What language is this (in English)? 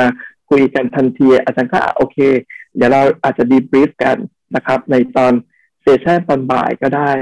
Thai